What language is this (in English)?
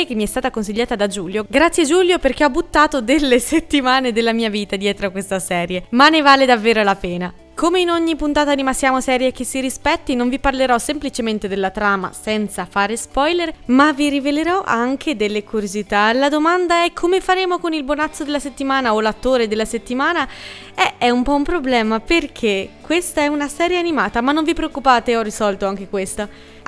Italian